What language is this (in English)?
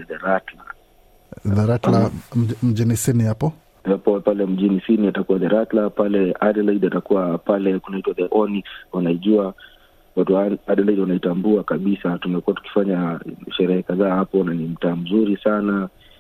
Swahili